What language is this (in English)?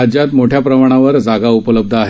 Marathi